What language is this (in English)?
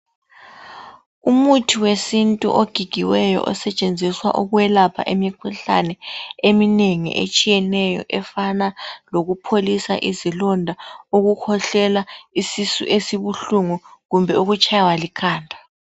North Ndebele